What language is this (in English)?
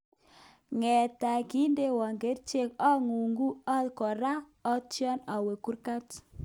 Kalenjin